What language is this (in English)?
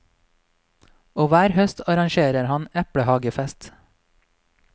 Norwegian